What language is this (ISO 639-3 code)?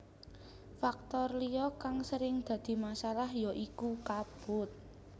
jav